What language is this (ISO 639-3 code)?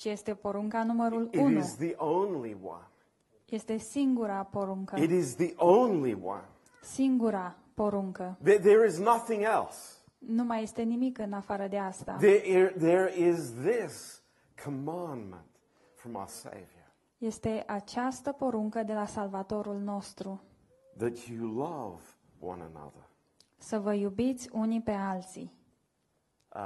ron